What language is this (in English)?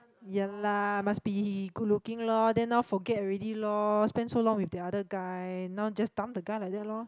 English